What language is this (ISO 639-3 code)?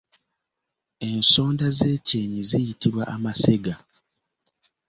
lug